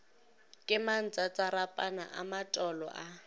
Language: Northern Sotho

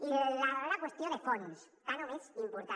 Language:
Catalan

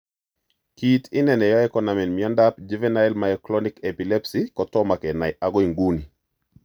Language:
Kalenjin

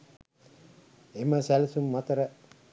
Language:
Sinhala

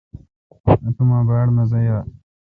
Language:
Kalkoti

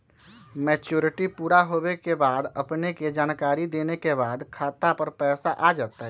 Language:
Magahi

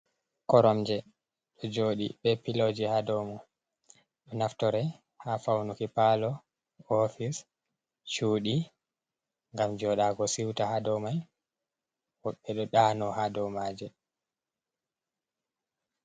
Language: Fula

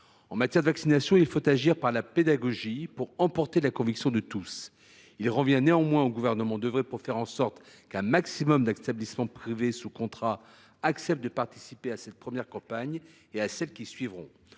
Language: French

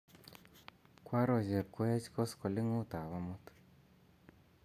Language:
Kalenjin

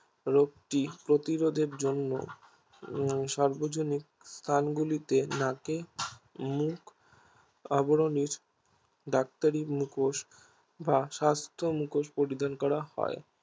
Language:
Bangla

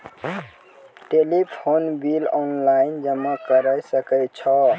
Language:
Maithili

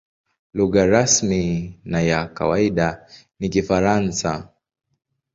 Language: Swahili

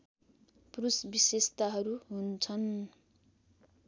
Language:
Nepali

